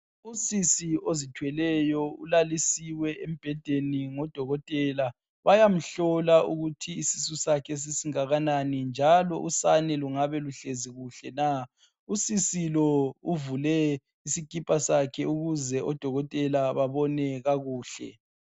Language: North Ndebele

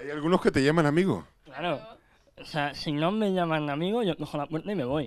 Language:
Spanish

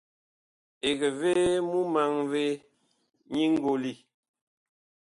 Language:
Bakoko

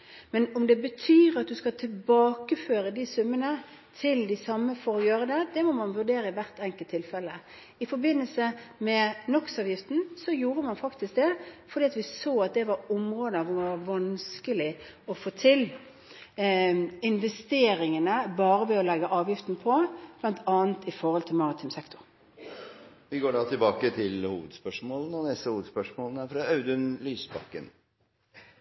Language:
Norwegian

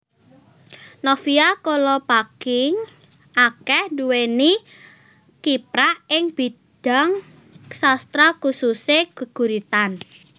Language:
Javanese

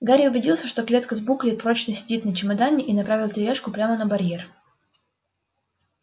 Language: Russian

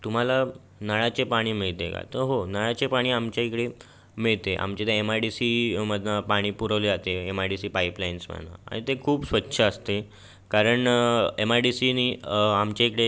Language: Marathi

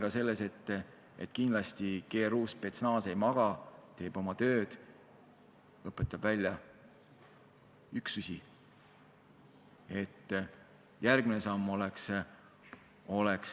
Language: Estonian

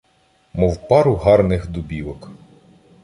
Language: Ukrainian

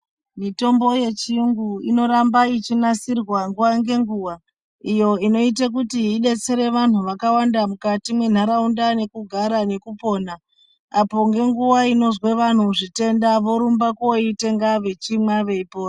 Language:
Ndau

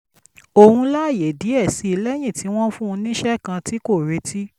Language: Yoruba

